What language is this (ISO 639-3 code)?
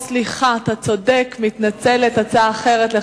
heb